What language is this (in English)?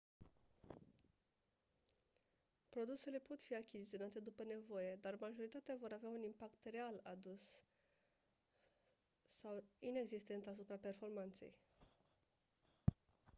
Romanian